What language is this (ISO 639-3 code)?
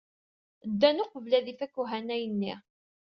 kab